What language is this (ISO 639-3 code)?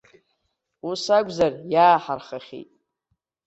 abk